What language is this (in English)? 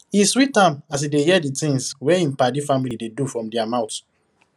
Nigerian Pidgin